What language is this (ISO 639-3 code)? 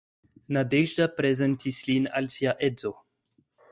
epo